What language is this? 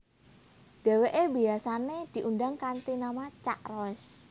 Javanese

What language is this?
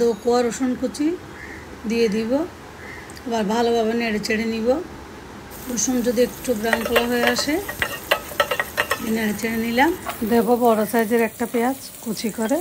Bangla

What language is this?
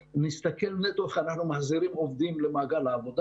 Hebrew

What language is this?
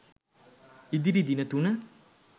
Sinhala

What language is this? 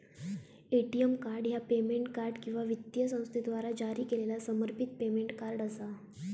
Marathi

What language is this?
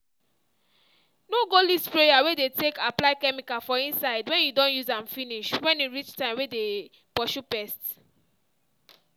Nigerian Pidgin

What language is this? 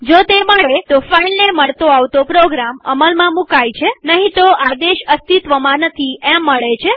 Gujarati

